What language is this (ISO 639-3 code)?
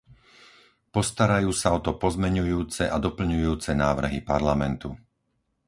slk